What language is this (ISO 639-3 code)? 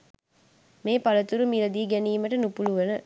sin